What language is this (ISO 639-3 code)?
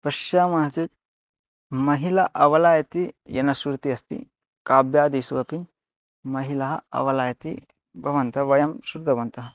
san